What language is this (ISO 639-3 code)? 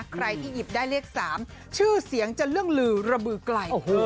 tha